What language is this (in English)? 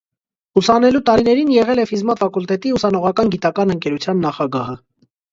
Armenian